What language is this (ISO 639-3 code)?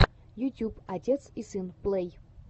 rus